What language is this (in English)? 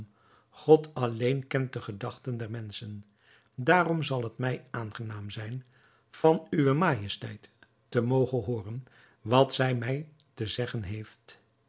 Dutch